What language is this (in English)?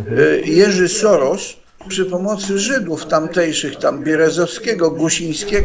Polish